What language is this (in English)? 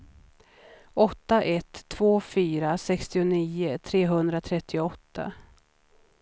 Swedish